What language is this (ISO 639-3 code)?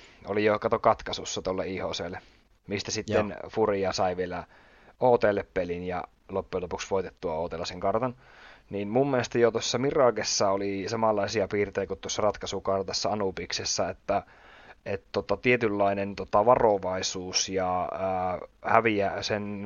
fin